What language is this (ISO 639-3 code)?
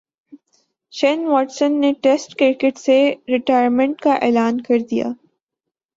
urd